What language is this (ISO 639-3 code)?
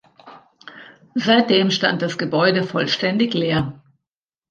deu